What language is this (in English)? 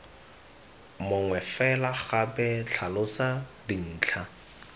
Tswana